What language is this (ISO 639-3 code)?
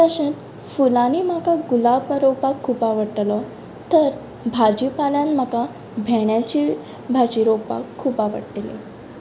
kok